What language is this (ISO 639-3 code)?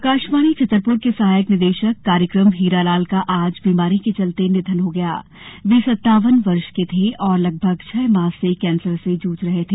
hin